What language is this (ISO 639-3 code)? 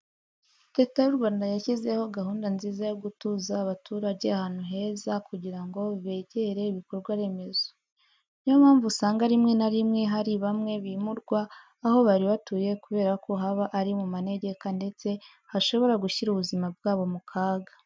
kin